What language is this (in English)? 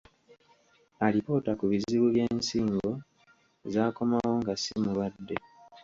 Ganda